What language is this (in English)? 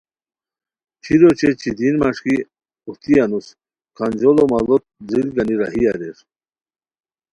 Khowar